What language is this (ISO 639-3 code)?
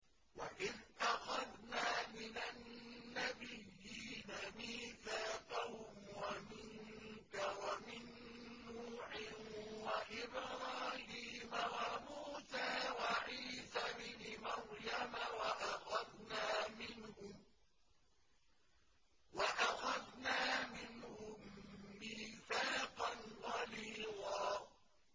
ara